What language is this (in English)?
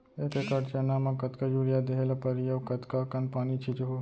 Chhattisgarhi